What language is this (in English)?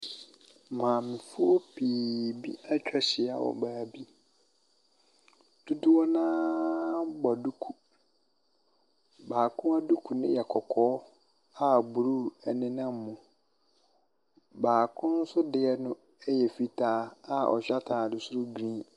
Akan